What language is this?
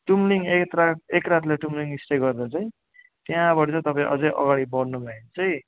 Nepali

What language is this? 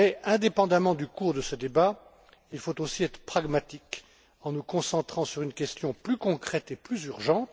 French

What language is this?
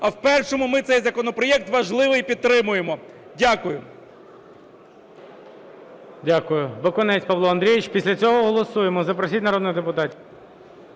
Ukrainian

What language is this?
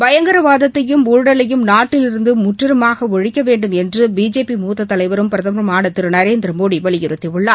Tamil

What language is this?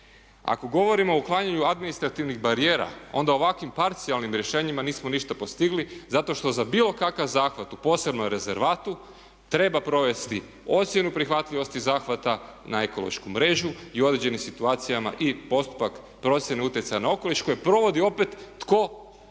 Croatian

